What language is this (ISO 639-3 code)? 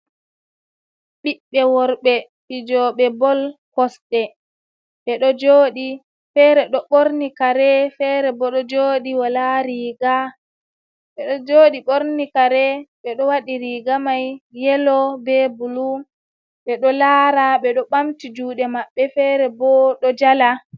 ful